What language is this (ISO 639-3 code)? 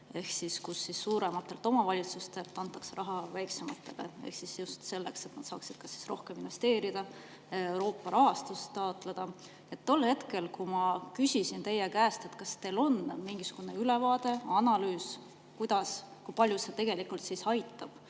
est